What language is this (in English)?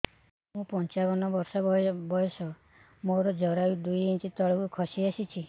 Odia